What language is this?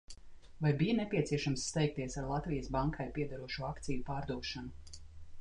Latvian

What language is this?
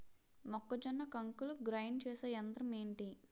Telugu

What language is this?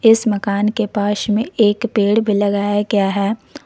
Hindi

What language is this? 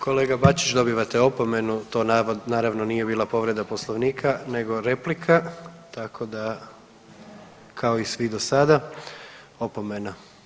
Croatian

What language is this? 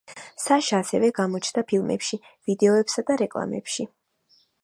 Georgian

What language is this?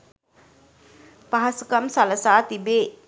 Sinhala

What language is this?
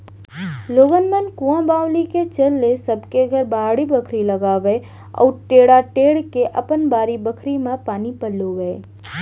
Chhattisgarhi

